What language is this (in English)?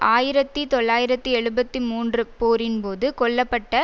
Tamil